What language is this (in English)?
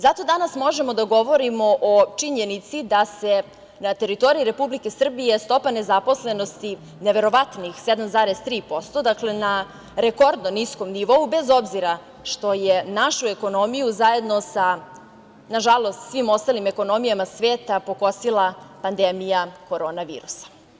Serbian